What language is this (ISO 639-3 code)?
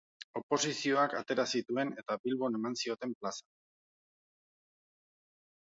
eus